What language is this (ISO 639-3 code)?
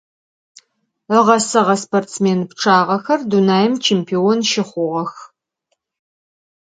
ady